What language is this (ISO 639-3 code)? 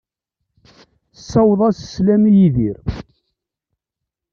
kab